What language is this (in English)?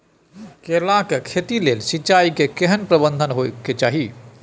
Maithili